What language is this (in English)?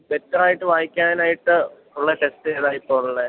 Malayalam